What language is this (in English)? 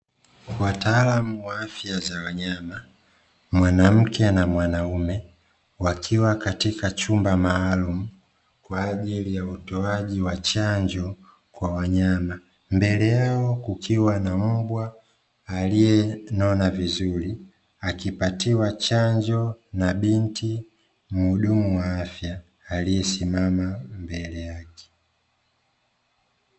Swahili